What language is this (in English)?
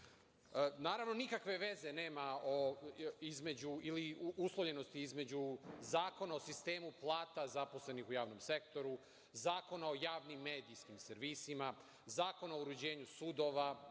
Serbian